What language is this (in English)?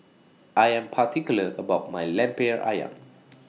English